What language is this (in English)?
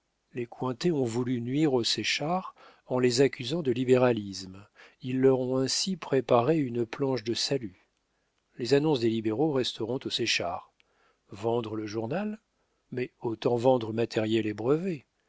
French